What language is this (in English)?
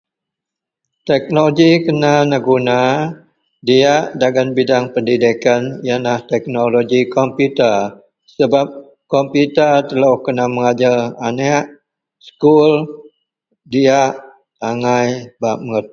Central Melanau